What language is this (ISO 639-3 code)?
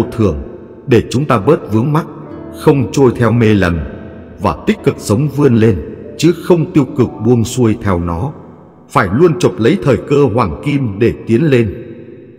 vie